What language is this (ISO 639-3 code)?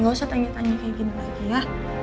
ind